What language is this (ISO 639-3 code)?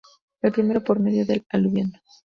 spa